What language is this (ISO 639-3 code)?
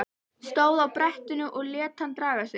isl